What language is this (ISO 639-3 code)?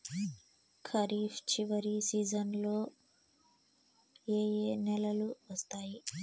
tel